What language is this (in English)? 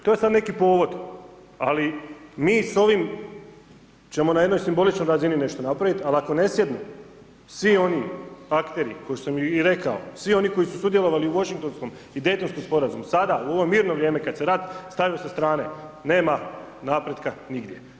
Croatian